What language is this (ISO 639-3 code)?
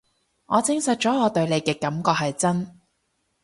yue